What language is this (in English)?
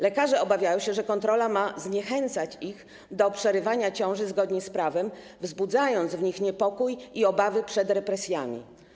Polish